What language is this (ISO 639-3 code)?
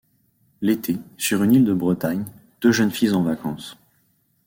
fra